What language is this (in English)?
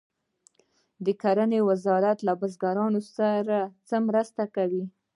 Pashto